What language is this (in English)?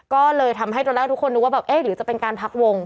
Thai